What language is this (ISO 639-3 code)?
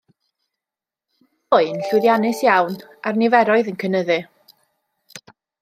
cym